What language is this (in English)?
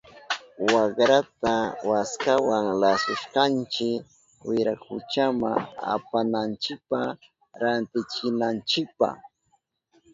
Southern Pastaza Quechua